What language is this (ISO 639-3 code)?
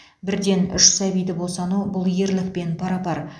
kaz